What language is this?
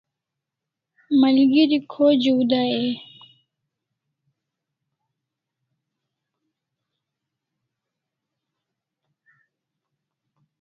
Kalasha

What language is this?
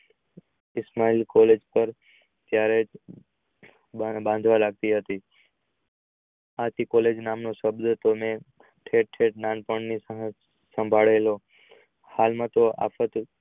Gujarati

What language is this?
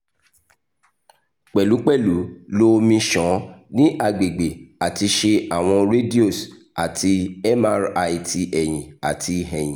Yoruba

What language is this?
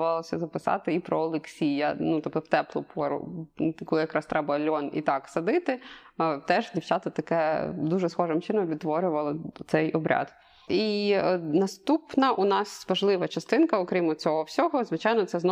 Ukrainian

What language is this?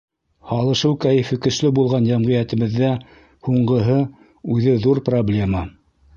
Bashkir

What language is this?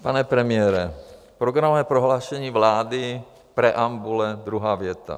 Czech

